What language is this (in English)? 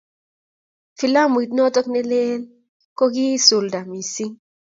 Kalenjin